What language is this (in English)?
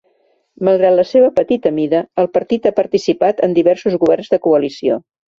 Catalan